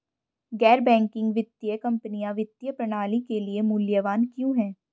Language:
Hindi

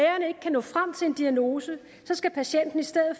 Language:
Danish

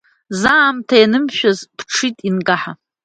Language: Abkhazian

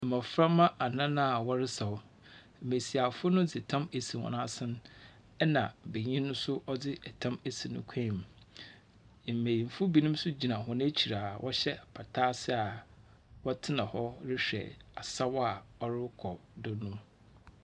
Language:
Akan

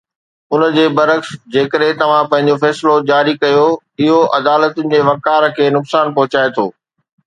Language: Sindhi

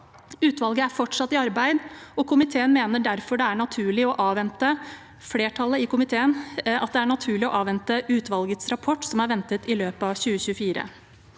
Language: Norwegian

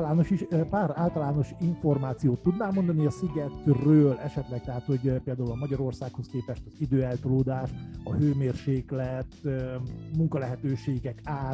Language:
Hungarian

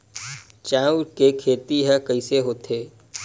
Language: Chhattisgarhi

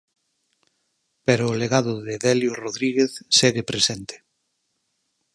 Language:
Galician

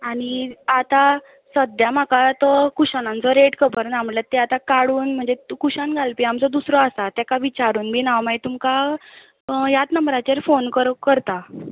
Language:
Konkani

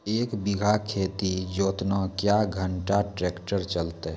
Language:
Maithili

